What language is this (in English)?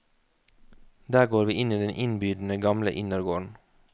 Norwegian